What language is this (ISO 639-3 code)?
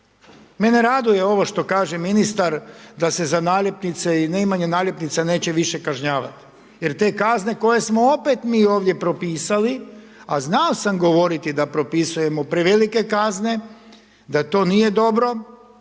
hrv